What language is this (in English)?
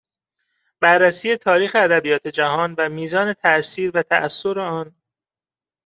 Persian